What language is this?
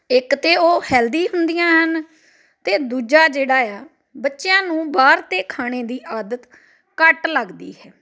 Punjabi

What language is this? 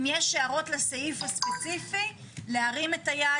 Hebrew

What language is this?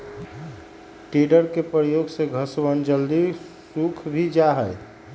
Magahi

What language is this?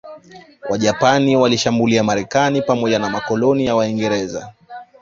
Swahili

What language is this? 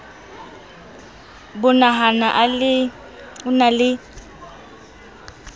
Southern Sotho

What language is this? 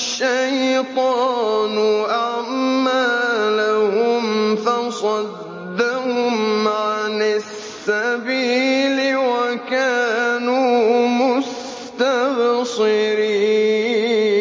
Arabic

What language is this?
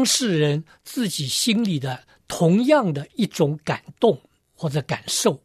Chinese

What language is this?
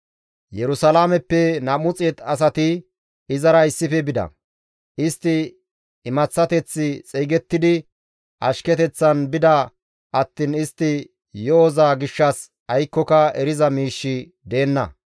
Gamo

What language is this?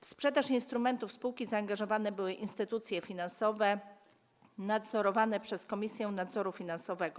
Polish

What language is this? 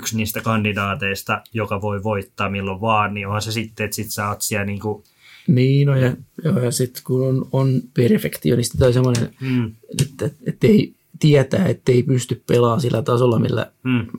Finnish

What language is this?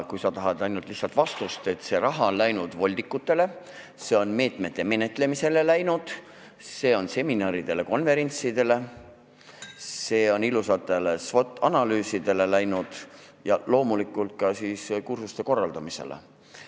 Estonian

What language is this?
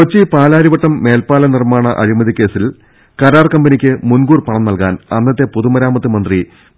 Malayalam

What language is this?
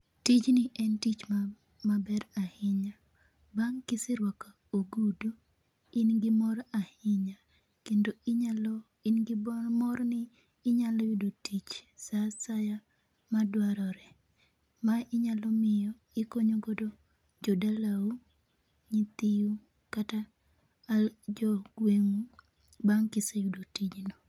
Luo (Kenya and Tanzania)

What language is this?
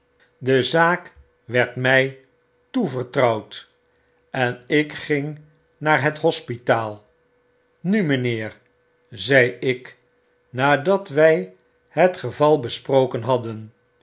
Dutch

